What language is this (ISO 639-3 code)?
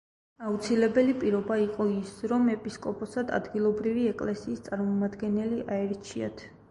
kat